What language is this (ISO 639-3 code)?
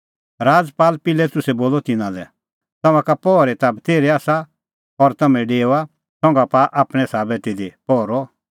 kfx